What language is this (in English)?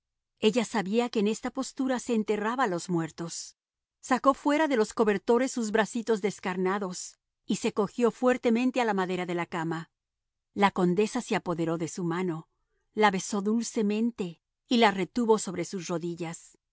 Spanish